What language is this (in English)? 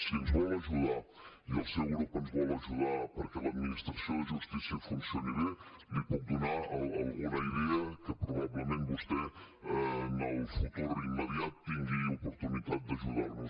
Catalan